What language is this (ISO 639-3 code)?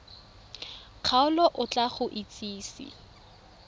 tsn